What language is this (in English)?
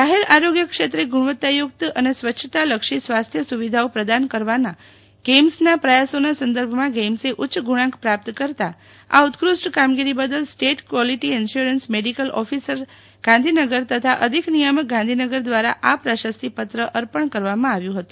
Gujarati